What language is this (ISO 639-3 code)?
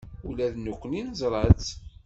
kab